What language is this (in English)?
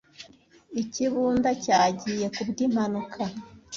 Kinyarwanda